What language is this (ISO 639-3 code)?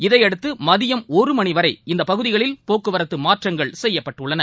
tam